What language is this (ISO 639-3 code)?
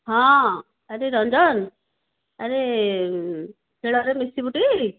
ori